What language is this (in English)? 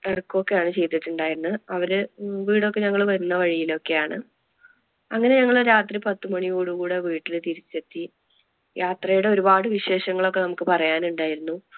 Malayalam